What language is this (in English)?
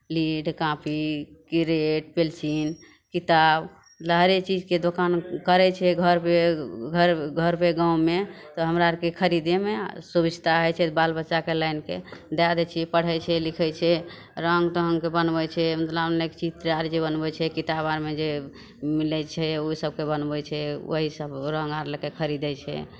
Maithili